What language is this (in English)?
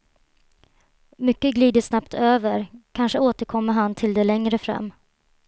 Swedish